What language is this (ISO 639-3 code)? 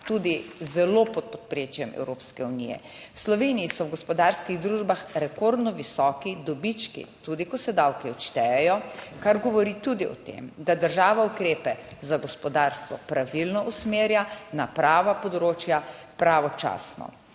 slv